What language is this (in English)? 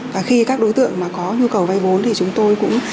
Vietnamese